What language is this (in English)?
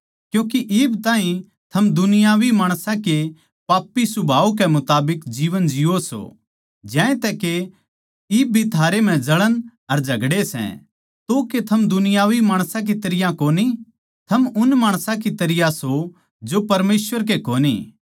Haryanvi